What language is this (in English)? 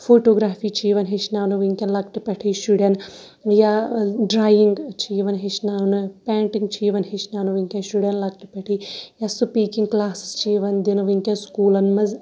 Kashmiri